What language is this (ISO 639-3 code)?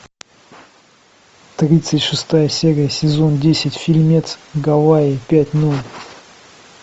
rus